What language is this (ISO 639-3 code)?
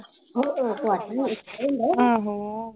pan